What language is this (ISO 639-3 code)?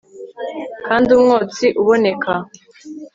kin